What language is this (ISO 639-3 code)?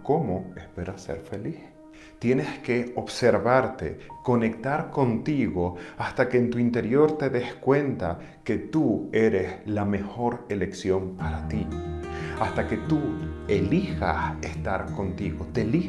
spa